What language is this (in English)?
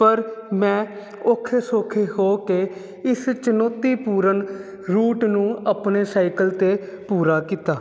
Punjabi